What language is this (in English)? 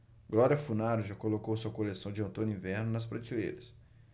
Portuguese